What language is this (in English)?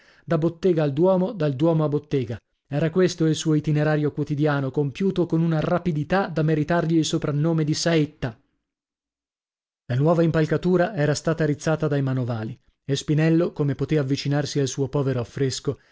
Italian